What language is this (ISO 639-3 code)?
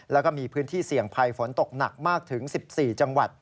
tha